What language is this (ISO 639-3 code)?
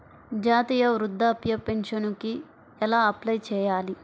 tel